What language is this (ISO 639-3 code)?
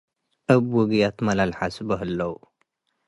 tig